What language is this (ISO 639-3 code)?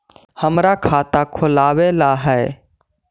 mag